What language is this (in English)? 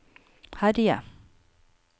Norwegian